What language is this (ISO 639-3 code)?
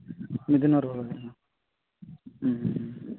sat